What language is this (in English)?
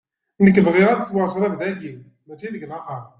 Kabyle